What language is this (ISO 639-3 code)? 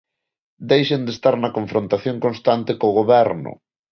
glg